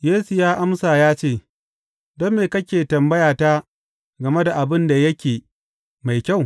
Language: Hausa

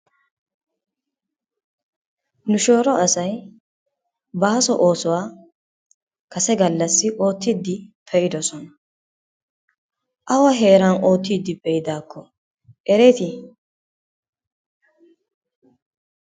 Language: Wolaytta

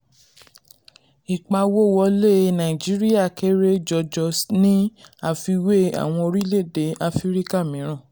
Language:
Yoruba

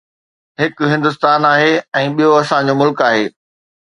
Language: Sindhi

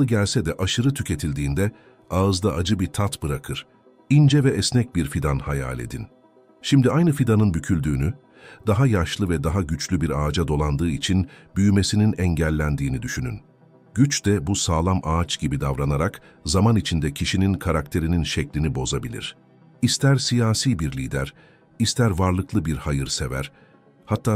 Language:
Turkish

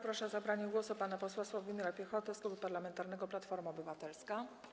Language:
Polish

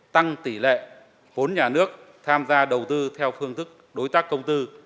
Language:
Vietnamese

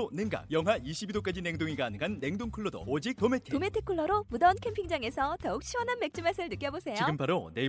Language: Korean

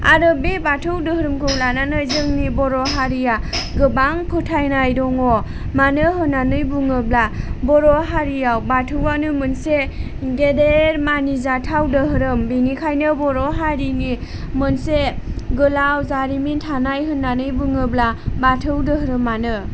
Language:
Bodo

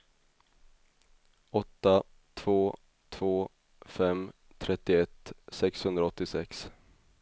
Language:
Swedish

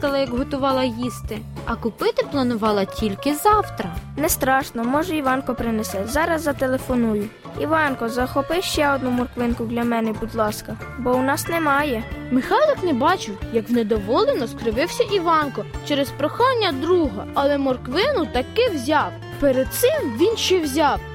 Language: Ukrainian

